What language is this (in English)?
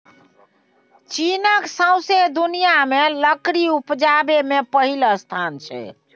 Maithili